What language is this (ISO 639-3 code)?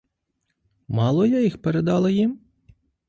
ukr